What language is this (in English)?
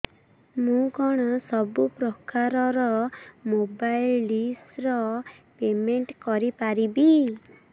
Odia